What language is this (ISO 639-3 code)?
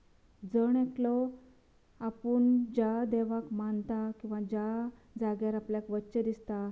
kok